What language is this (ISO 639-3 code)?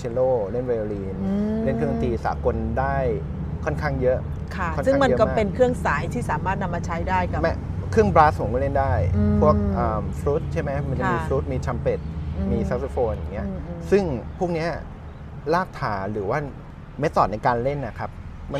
tha